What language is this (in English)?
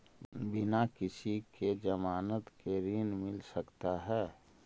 Magahi